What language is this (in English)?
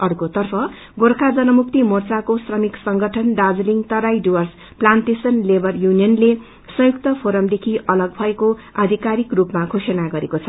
Nepali